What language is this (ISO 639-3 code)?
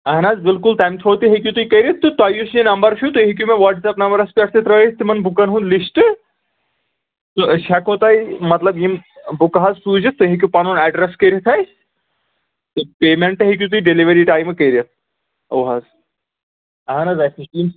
kas